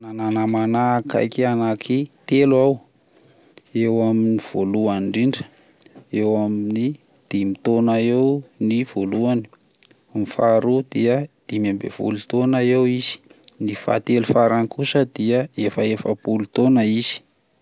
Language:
Malagasy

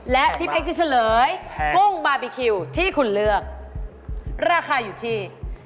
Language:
Thai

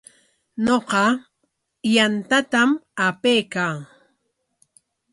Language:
Corongo Ancash Quechua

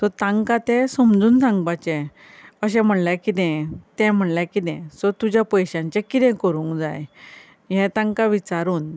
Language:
Konkani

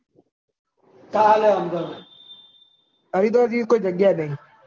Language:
Gujarati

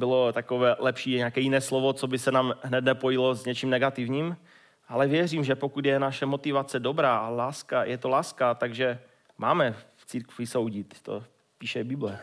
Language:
Czech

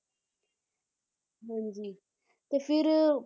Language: Punjabi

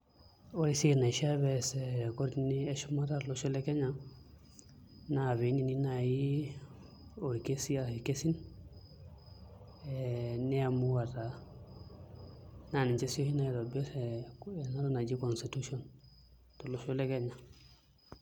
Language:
Masai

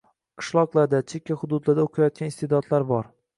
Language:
Uzbek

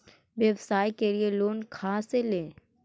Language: Magahi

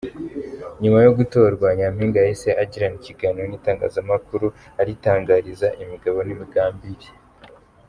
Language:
Kinyarwanda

